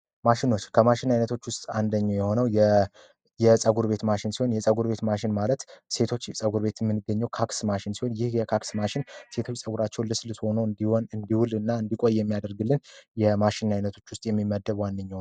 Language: Amharic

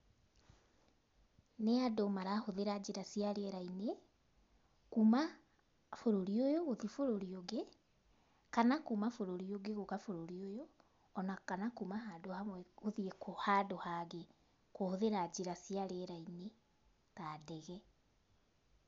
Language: Kikuyu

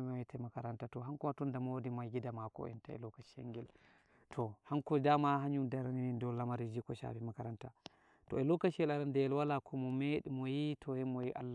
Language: Nigerian Fulfulde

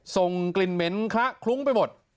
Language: Thai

